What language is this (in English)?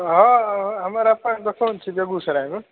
Maithili